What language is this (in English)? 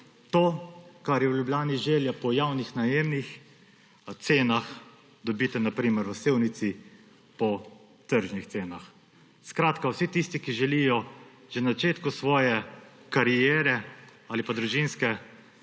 Slovenian